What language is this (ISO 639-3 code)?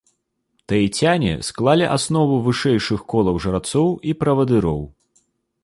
bel